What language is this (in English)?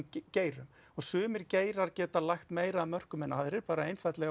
Icelandic